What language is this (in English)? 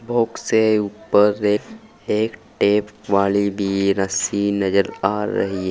Hindi